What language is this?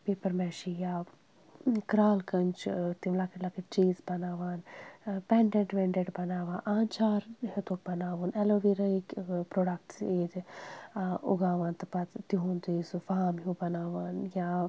Kashmiri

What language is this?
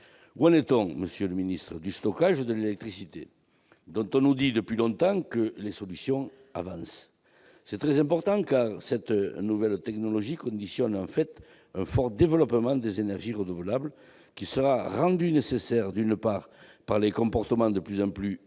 French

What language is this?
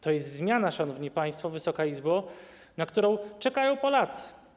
Polish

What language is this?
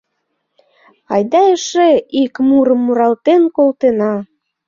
Mari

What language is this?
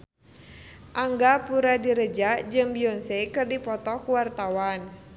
Sundanese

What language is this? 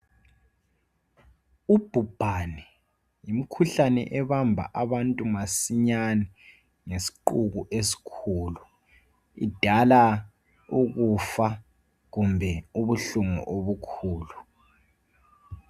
North Ndebele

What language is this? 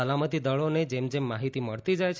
Gujarati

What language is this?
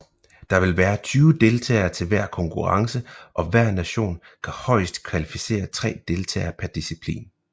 Danish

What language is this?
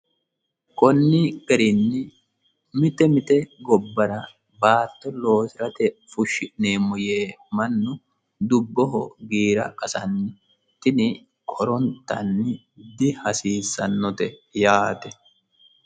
Sidamo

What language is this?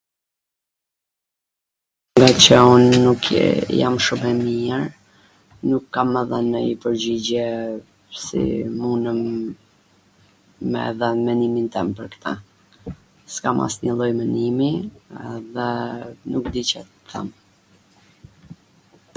Gheg Albanian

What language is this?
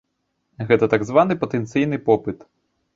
Belarusian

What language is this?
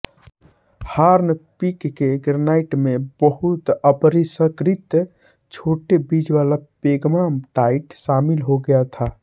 Hindi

